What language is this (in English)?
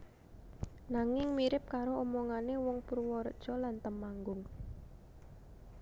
Javanese